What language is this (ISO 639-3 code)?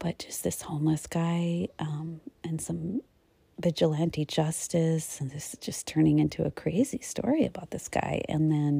eng